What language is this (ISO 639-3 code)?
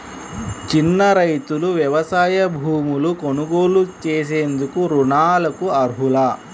tel